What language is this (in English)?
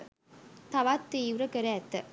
Sinhala